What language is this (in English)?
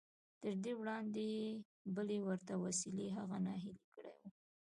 Pashto